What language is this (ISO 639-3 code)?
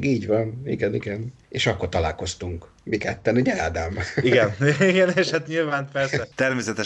hun